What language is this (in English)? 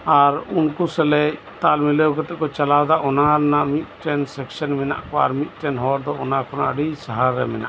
Santali